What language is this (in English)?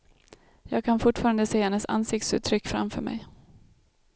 Swedish